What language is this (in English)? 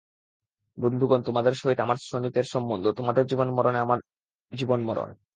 Bangla